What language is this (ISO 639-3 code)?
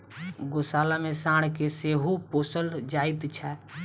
mai